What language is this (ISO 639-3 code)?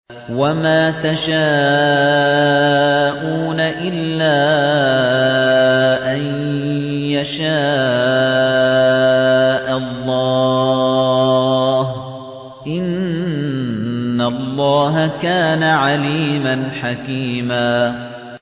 ara